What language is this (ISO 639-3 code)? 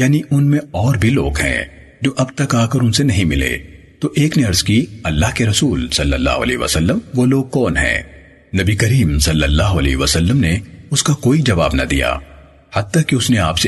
urd